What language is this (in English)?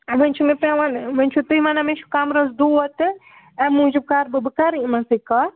Kashmiri